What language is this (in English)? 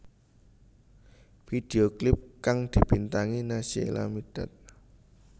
Javanese